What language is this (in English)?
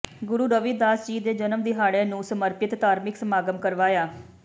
Punjabi